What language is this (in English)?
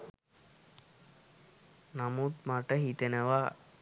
Sinhala